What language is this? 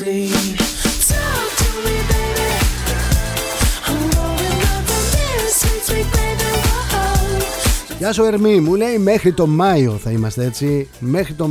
Greek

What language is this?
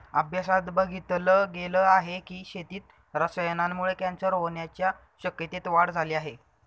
Marathi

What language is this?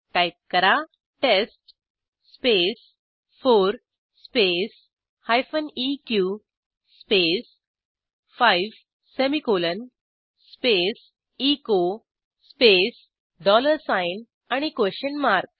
Marathi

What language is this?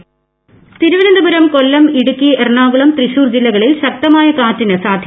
Malayalam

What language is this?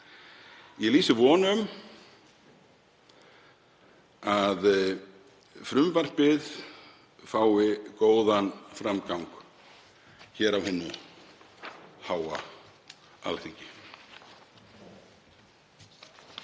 Icelandic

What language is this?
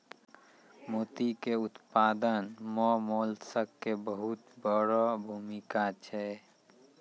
Maithili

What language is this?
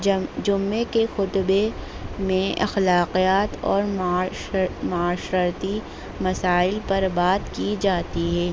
Urdu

